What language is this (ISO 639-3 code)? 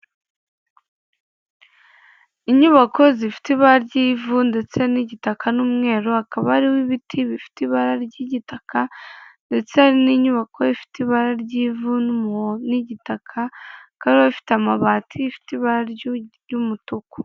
kin